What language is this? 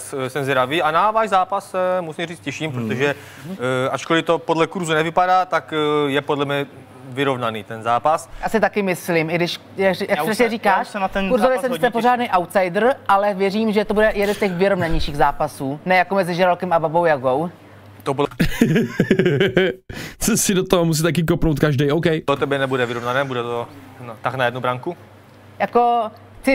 Czech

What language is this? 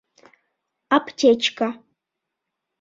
Bashkir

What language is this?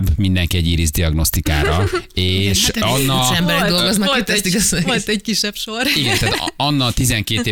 Hungarian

